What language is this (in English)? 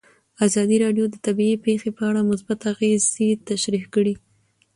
Pashto